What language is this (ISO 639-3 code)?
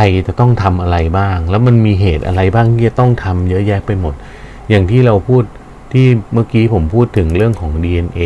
tha